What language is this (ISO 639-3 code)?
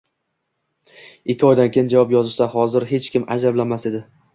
uzb